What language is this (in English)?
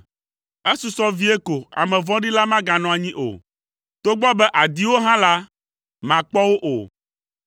Ewe